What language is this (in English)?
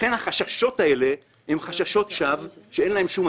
Hebrew